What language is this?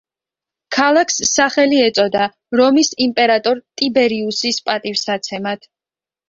Georgian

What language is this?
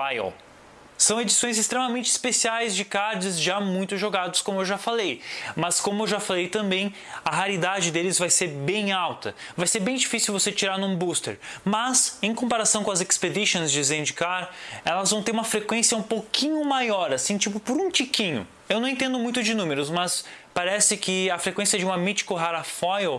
Portuguese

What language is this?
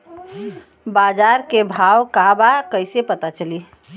Bhojpuri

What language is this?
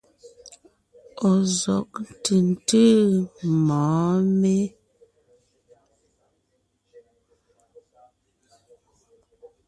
Ngiemboon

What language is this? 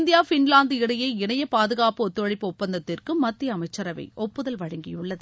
Tamil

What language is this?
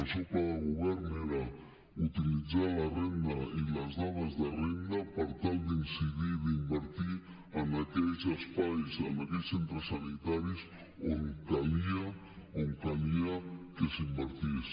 Catalan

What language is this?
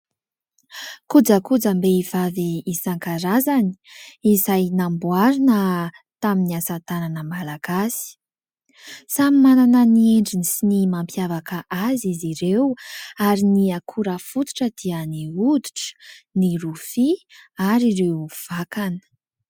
Malagasy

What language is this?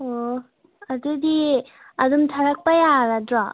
Manipuri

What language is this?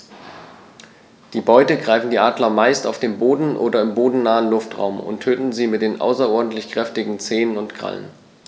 German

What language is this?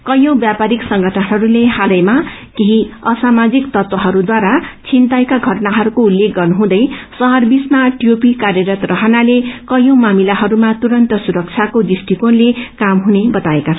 Nepali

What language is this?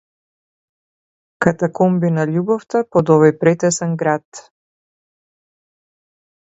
Macedonian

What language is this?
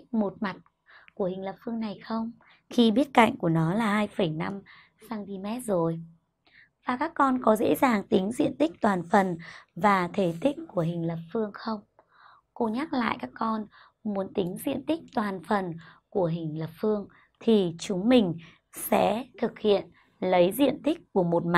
Vietnamese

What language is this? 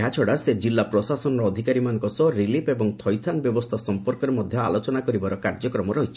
Odia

